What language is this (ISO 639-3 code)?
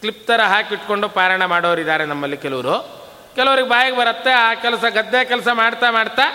kan